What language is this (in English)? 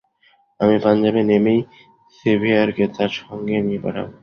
Bangla